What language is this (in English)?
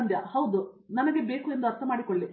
Kannada